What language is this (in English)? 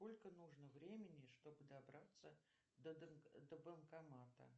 Russian